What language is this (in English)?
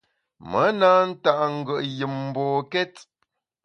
Bamun